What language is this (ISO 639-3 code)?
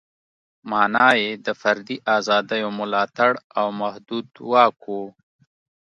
pus